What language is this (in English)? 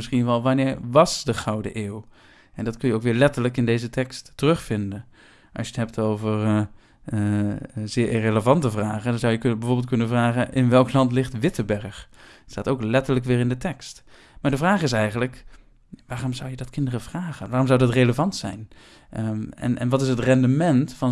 Dutch